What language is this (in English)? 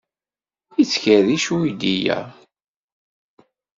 Kabyle